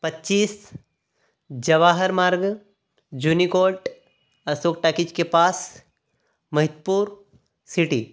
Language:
Hindi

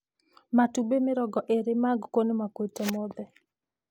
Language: Kikuyu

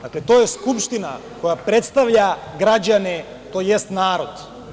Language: Serbian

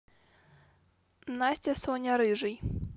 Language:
Russian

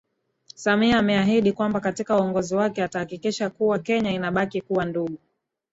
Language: Swahili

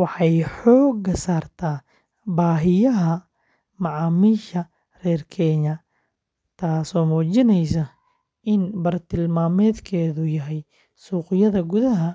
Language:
Somali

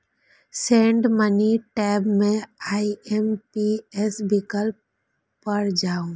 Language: Maithili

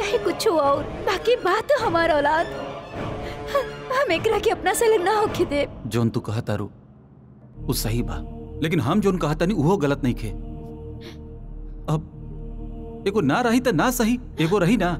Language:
Hindi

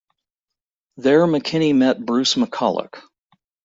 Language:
English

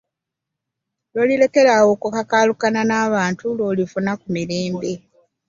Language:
Ganda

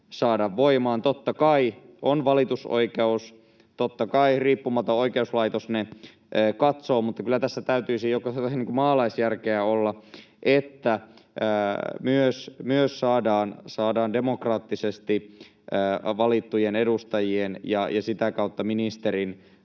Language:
Finnish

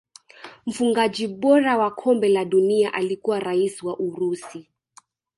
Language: Swahili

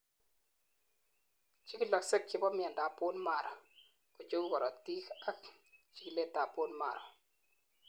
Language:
Kalenjin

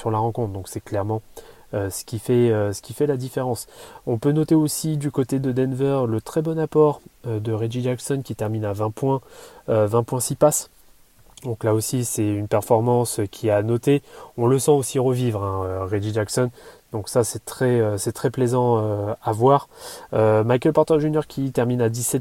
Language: French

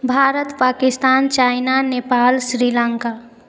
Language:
Maithili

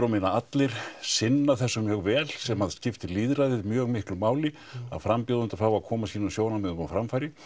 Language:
Icelandic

